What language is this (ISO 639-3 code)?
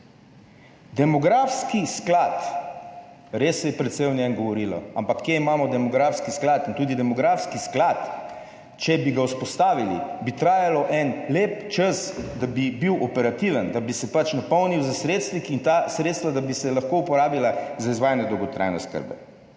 slv